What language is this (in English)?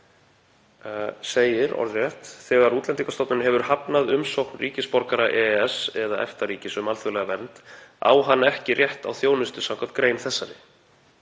Icelandic